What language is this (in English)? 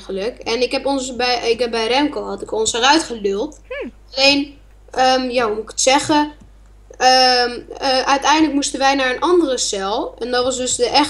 Dutch